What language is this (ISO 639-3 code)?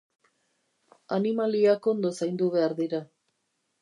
eus